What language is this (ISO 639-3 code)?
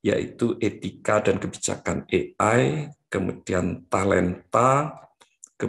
ind